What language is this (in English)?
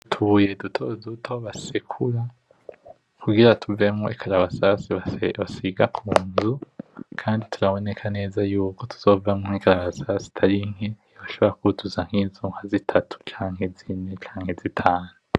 Rundi